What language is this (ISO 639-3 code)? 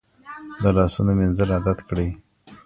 pus